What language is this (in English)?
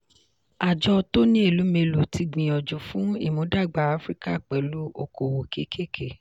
Yoruba